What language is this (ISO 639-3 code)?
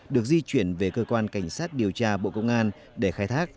vie